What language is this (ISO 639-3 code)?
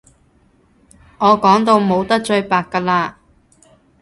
yue